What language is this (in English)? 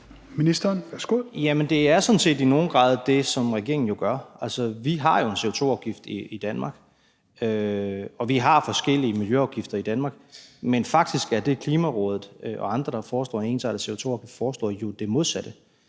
Danish